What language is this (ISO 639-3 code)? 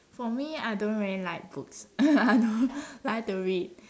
eng